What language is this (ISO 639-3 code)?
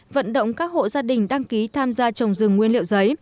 vie